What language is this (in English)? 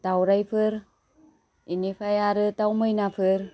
Bodo